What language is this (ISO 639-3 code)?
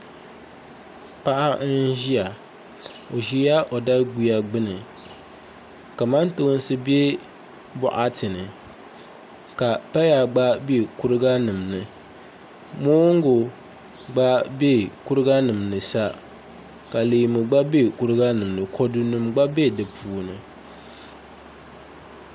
dag